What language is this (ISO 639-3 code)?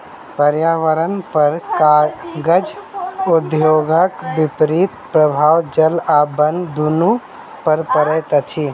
mai